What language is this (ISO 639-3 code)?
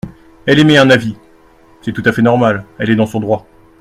fra